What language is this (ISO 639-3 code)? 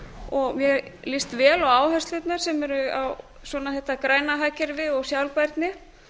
isl